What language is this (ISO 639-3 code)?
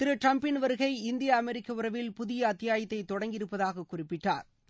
tam